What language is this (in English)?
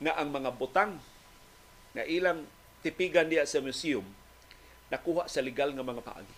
Filipino